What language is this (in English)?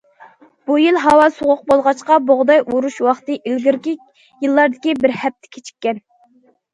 Uyghur